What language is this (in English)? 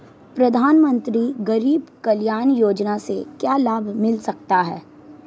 Hindi